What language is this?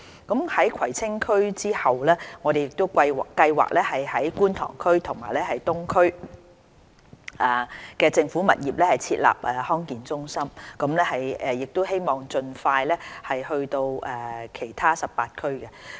Cantonese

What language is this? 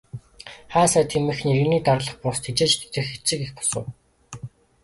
Mongolian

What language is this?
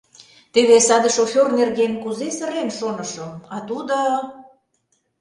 Mari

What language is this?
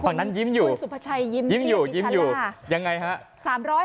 Thai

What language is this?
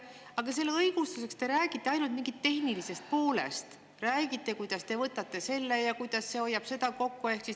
Estonian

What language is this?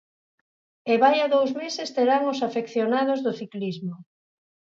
Galician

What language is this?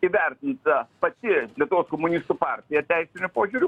Lithuanian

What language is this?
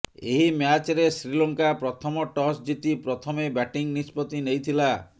Odia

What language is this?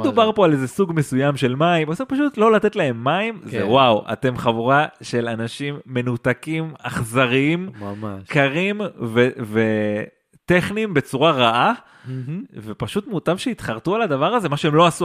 Hebrew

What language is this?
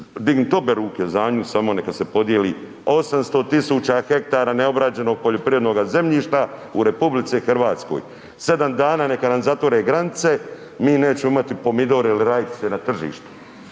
Croatian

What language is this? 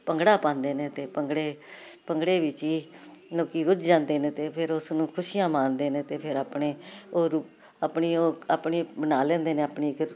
Punjabi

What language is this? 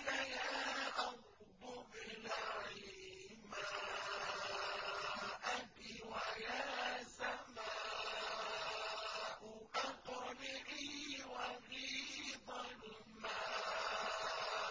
Arabic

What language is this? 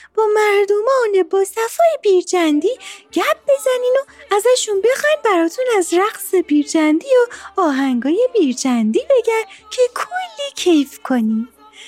Persian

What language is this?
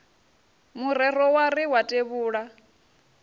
Venda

